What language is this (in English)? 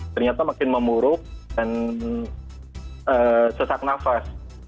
Indonesian